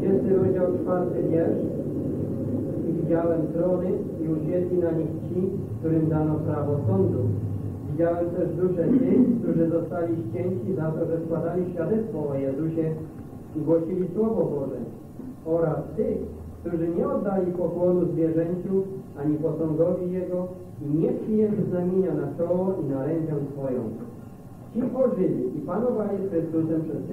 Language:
Polish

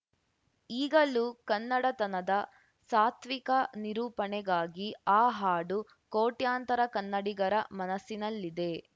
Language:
Kannada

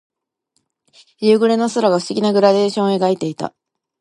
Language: Japanese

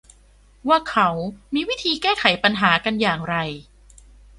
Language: Thai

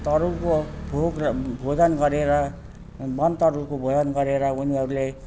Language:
Nepali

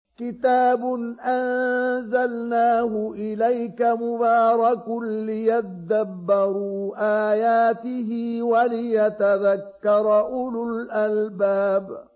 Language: Arabic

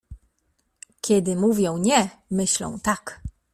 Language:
Polish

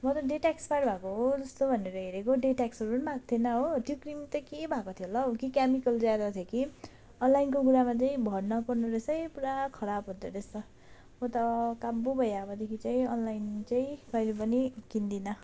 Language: Nepali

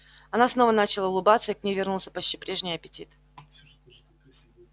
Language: Russian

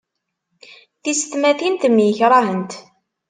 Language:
Kabyle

